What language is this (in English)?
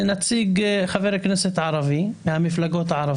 Hebrew